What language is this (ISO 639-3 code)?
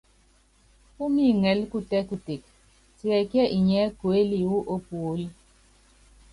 yav